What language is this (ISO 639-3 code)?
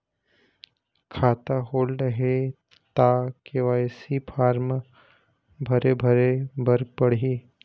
hne